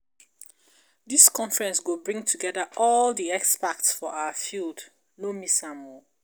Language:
Nigerian Pidgin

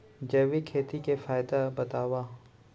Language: Chhattisgarhi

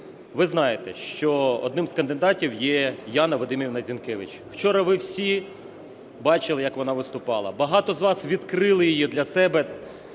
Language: Ukrainian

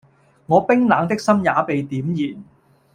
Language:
Cantonese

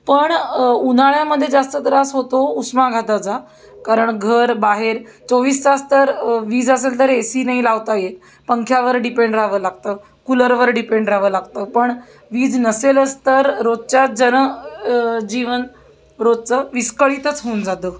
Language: Marathi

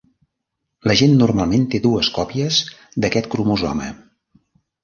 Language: Catalan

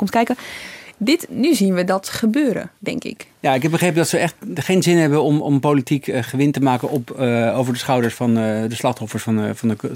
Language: Dutch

